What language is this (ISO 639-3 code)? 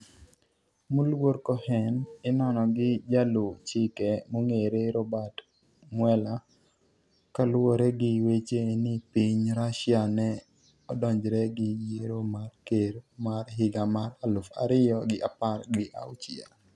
luo